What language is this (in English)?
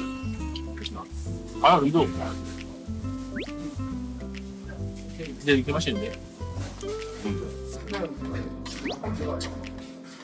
Korean